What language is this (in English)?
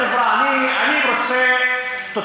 Hebrew